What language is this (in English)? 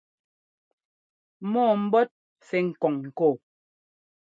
Ngomba